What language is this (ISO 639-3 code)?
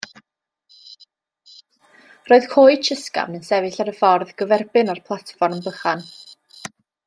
cym